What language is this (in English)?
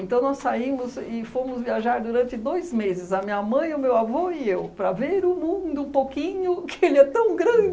Portuguese